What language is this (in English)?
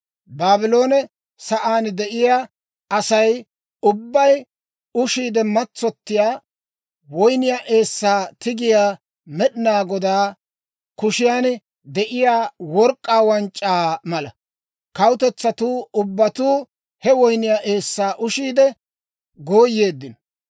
Dawro